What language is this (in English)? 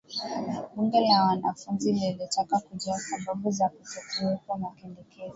Swahili